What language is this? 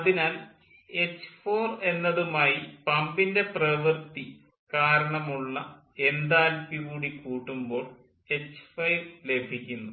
Malayalam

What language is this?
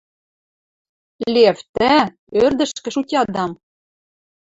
Western Mari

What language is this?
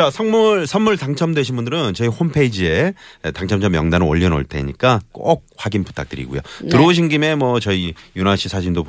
Korean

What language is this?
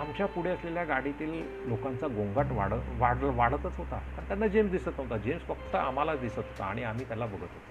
Marathi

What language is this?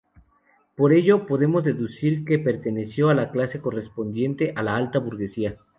Spanish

